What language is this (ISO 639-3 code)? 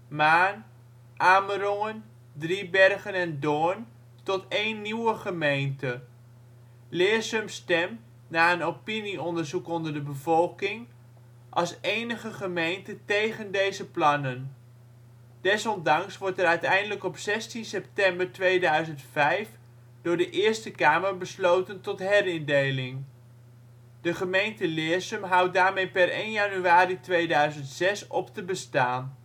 nld